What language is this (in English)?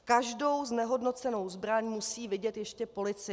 Czech